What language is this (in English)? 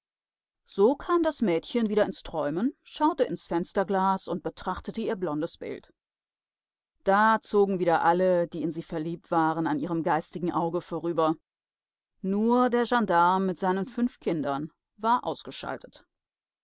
German